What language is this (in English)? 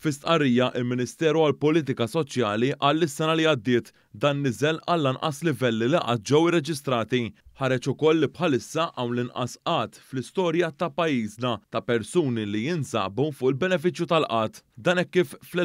Arabic